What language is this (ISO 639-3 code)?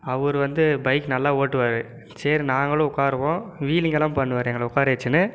tam